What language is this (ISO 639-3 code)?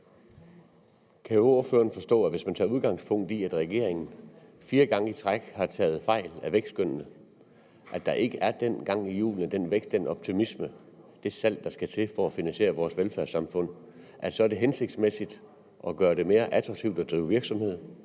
dan